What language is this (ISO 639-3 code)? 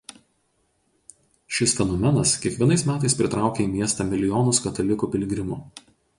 lit